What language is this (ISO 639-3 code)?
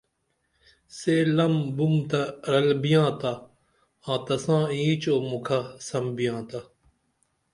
dml